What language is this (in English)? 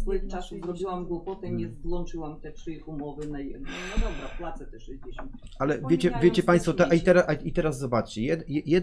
Polish